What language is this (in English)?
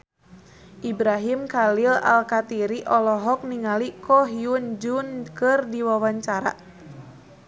Sundanese